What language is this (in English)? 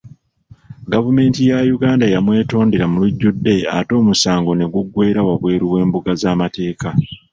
Ganda